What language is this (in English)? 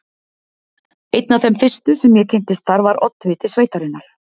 Icelandic